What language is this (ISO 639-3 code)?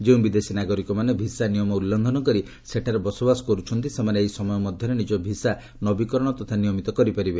ori